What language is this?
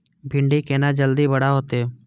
Maithili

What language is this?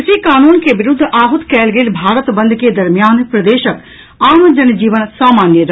Maithili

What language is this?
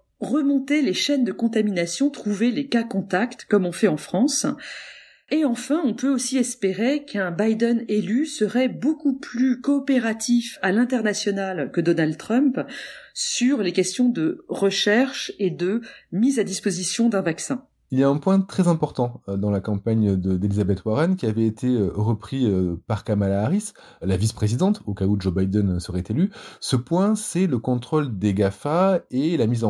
French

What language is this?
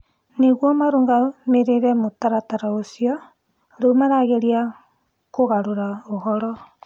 Kikuyu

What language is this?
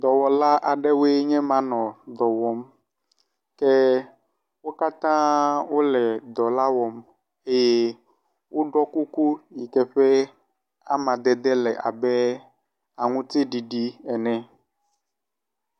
Ewe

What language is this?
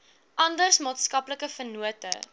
Afrikaans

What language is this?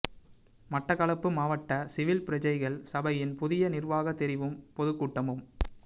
Tamil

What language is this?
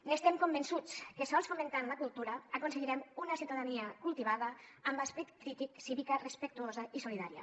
Catalan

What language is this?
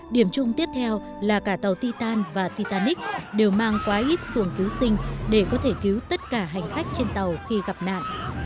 Vietnamese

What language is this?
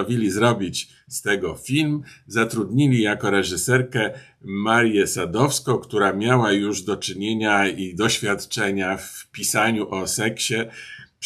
Polish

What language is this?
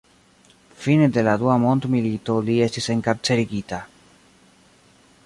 Esperanto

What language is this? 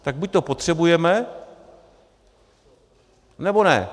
Czech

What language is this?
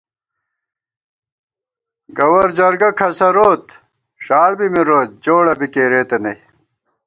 Gawar-Bati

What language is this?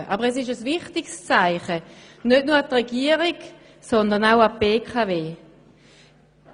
Swiss German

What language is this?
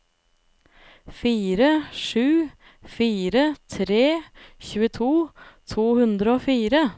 Norwegian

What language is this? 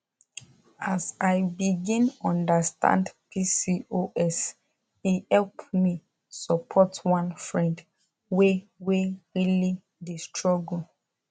Nigerian Pidgin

